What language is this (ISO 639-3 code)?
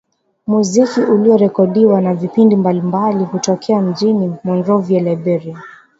swa